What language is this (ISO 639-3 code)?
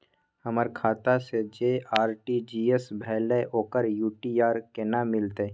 mai